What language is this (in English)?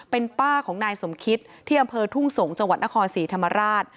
Thai